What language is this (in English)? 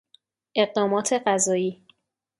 Persian